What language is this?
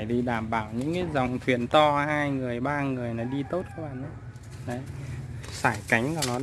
Vietnamese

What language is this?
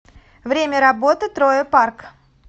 Russian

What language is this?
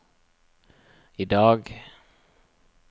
Norwegian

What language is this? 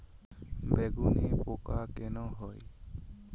Bangla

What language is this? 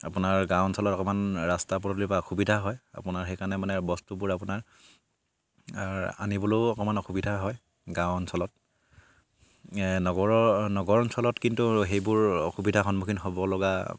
Assamese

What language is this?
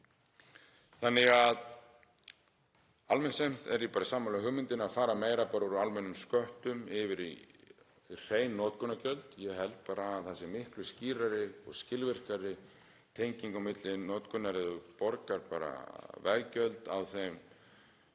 Icelandic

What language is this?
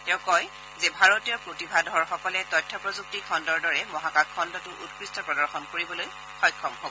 Assamese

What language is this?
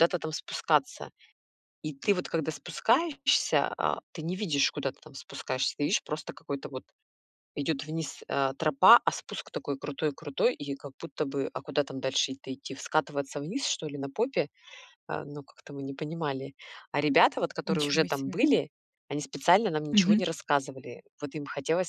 Russian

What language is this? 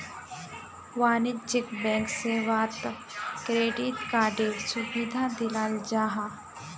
Magahi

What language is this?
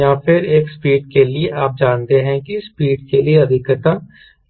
Hindi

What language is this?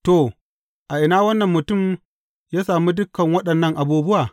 Hausa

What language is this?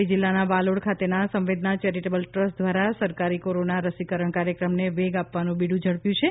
Gujarati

